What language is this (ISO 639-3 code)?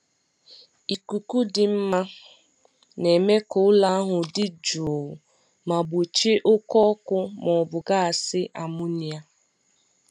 ibo